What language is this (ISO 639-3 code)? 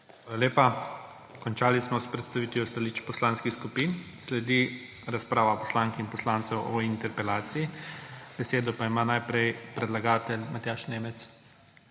slv